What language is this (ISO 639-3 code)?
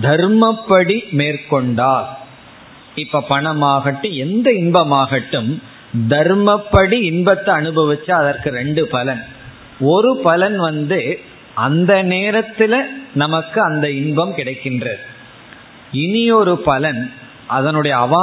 tam